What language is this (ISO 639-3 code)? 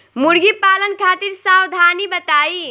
bho